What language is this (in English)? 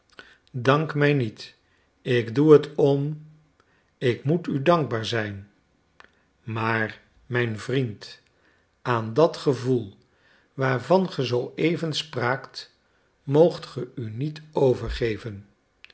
Dutch